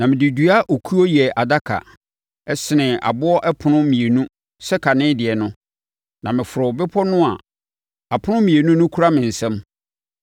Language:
Akan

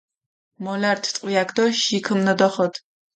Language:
Mingrelian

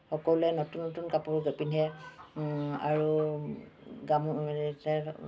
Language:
Assamese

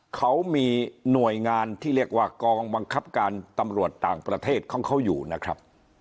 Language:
Thai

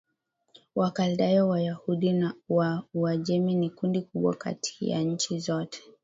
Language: Swahili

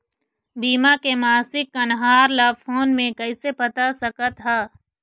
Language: Chhattisgarhi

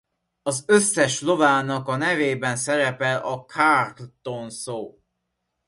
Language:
Hungarian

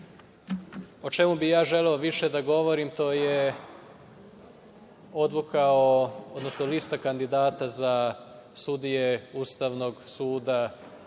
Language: Serbian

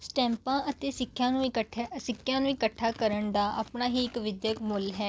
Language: Punjabi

